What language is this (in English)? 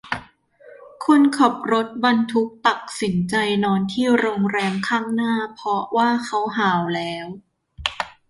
Thai